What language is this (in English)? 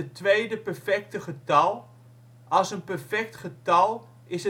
Dutch